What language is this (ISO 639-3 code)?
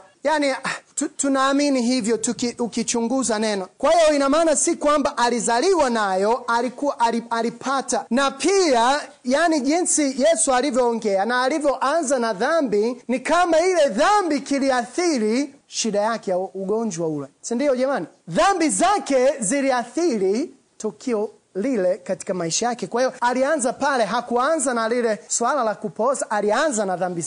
swa